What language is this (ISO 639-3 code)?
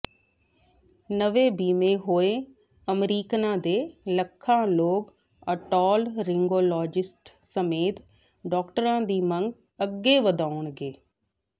pan